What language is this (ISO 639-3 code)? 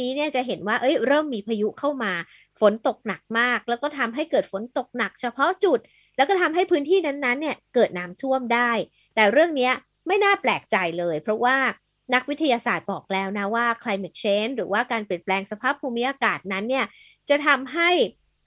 tha